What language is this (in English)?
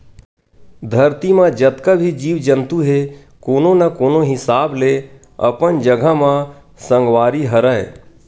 Chhattisgarhi